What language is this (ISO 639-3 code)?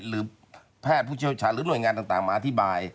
tha